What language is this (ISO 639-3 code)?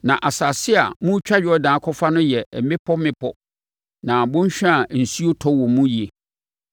aka